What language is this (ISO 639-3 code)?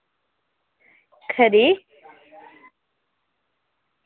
doi